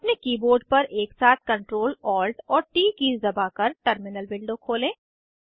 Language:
Hindi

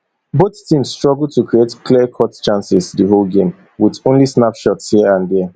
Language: Nigerian Pidgin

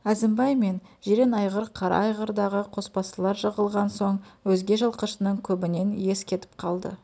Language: Kazakh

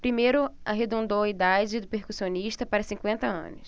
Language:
Portuguese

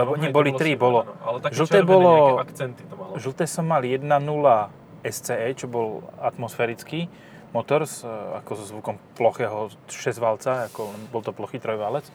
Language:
Slovak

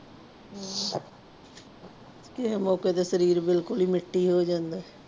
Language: Punjabi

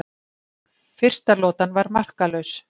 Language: Icelandic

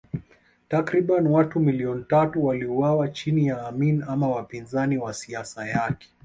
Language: Swahili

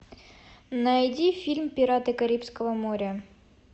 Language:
Russian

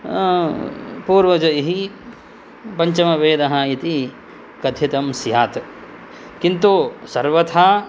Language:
Sanskrit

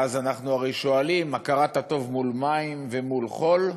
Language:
Hebrew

